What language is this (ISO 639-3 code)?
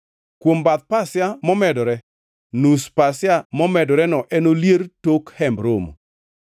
luo